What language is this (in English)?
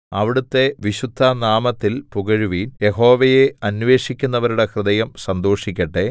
Malayalam